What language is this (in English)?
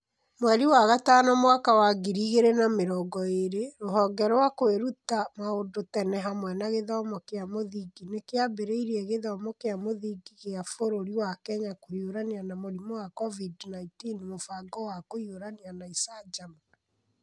Kikuyu